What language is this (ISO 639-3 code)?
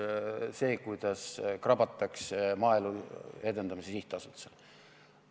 est